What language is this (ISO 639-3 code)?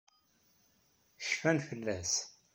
kab